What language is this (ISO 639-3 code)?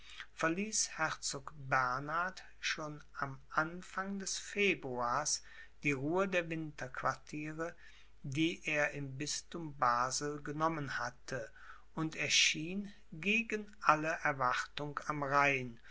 deu